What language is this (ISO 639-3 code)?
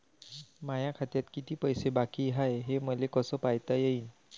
mar